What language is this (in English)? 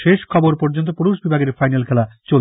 Bangla